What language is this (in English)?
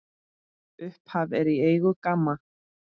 Icelandic